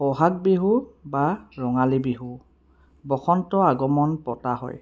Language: Assamese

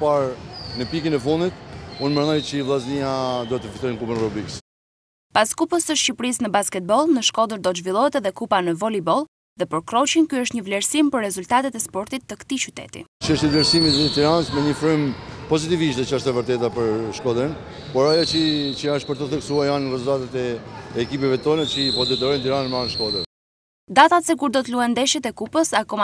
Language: Romanian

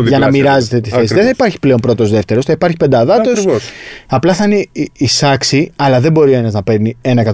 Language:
Greek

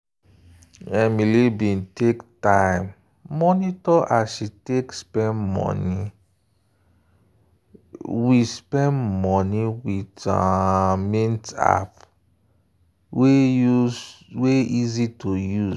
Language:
Nigerian Pidgin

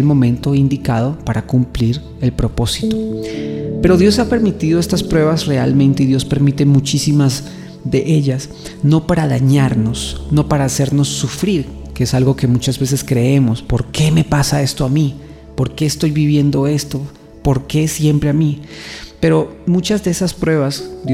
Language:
Spanish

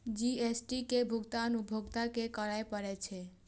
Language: Maithili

